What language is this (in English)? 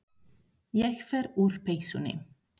Icelandic